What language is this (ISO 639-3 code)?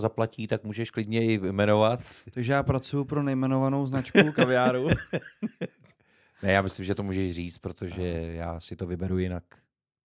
ces